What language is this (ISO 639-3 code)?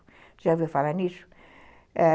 por